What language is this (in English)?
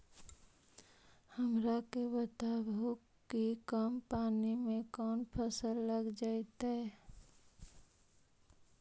Magahi